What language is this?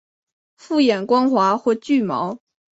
Chinese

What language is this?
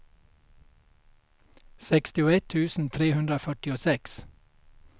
Swedish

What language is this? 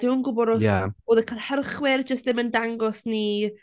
Welsh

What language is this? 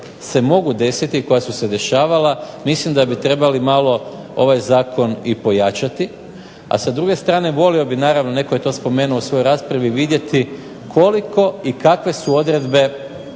Croatian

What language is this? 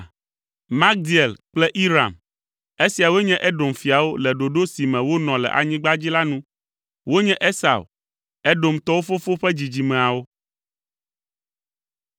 Ewe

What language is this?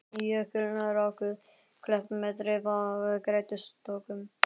Icelandic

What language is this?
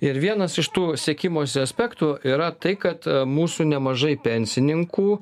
Lithuanian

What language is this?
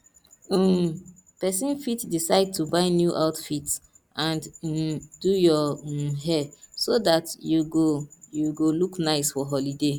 Nigerian Pidgin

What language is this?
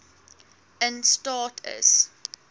Afrikaans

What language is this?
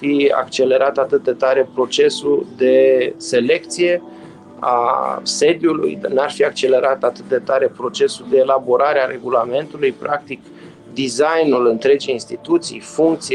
Romanian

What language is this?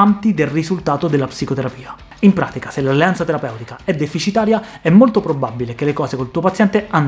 Italian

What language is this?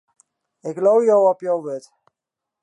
Western Frisian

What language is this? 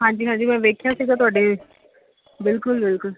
Punjabi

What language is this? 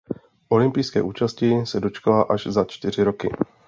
Czech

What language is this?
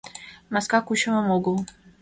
Mari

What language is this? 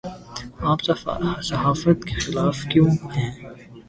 Urdu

